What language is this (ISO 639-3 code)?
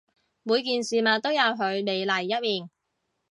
yue